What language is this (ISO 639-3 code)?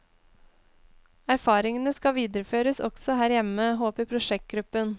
nor